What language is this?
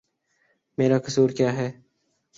Urdu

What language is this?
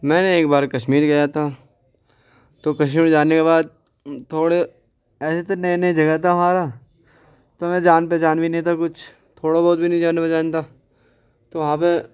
Urdu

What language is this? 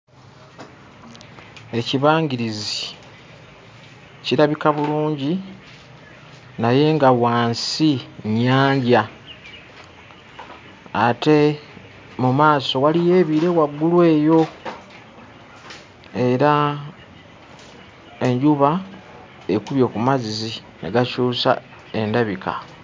Ganda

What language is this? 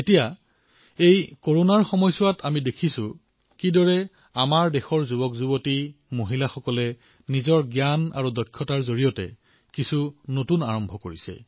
Assamese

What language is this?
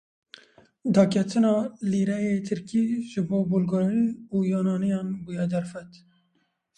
Kurdish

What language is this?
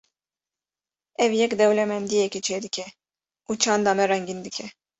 Kurdish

